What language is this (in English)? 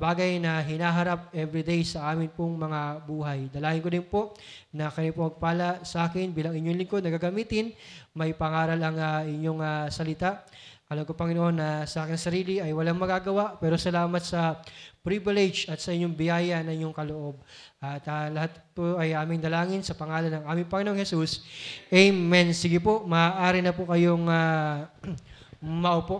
Filipino